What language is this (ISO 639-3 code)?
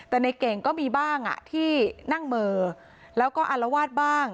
tha